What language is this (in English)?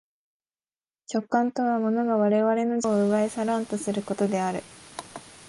Japanese